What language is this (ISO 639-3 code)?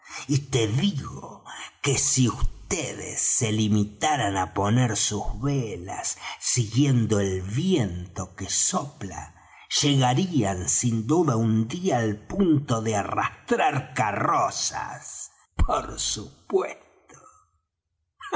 spa